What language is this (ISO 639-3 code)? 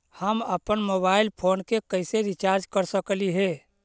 mag